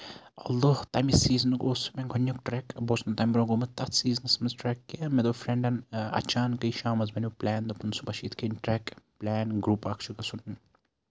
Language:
Kashmiri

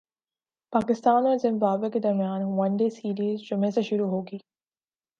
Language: Urdu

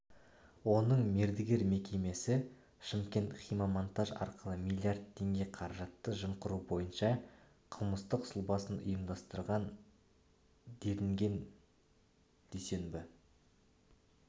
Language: Kazakh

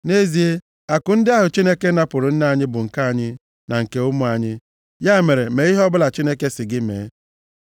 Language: Igbo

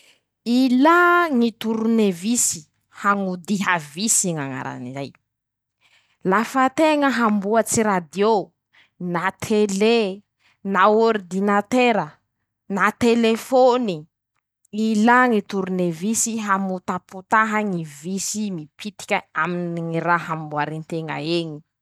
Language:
Masikoro Malagasy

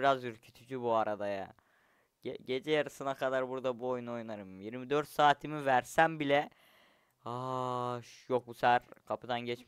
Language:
Turkish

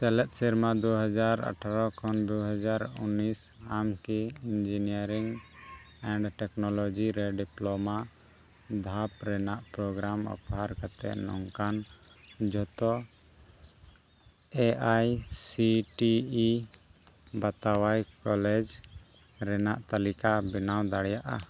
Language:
Santali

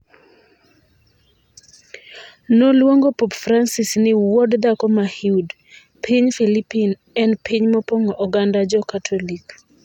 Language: Luo (Kenya and Tanzania)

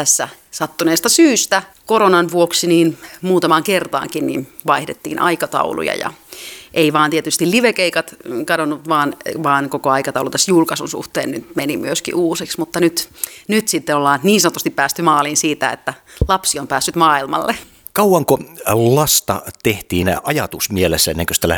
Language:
Finnish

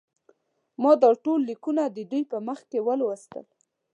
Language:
Pashto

